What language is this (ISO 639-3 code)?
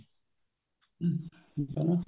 pan